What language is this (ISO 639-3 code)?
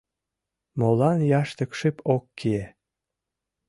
chm